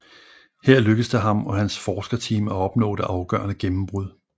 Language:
Danish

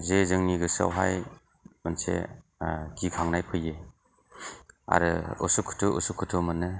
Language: Bodo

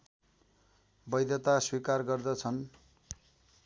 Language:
Nepali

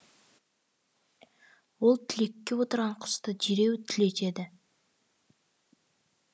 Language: Kazakh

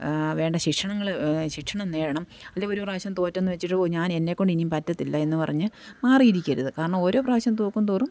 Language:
Malayalam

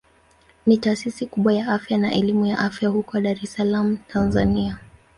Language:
Swahili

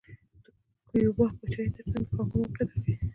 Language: Pashto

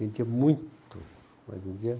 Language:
Portuguese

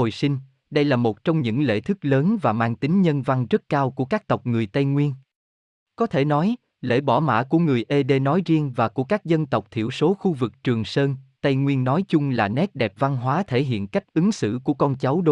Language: Vietnamese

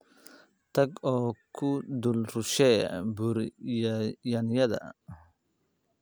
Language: Somali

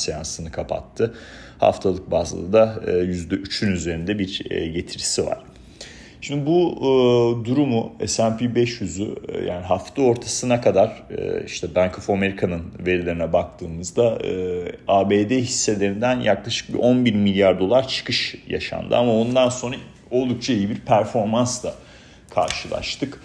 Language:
Turkish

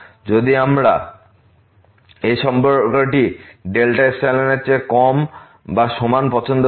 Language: Bangla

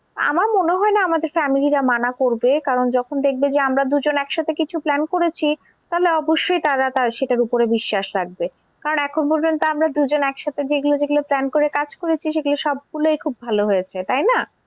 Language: Bangla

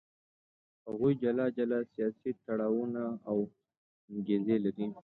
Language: Pashto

